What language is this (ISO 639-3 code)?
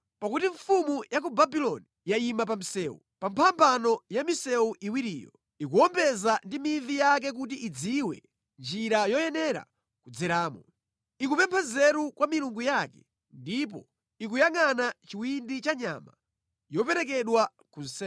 nya